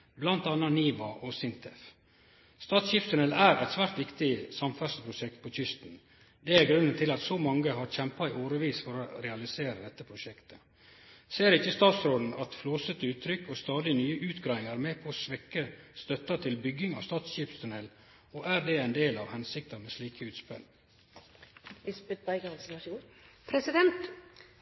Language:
Norwegian Nynorsk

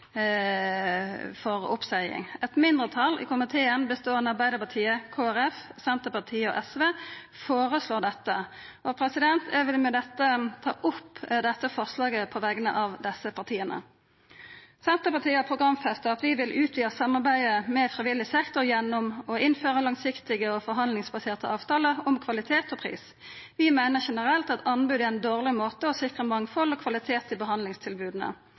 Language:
Norwegian Nynorsk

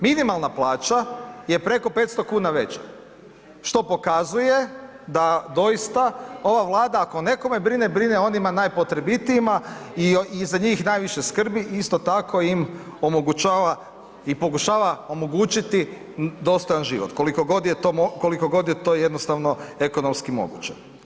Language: Croatian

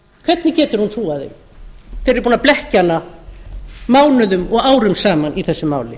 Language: Icelandic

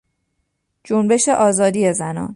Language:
Persian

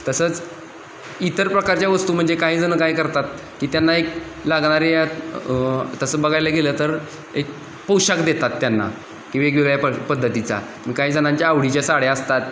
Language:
Marathi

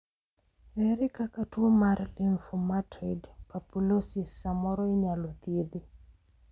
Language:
Luo (Kenya and Tanzania)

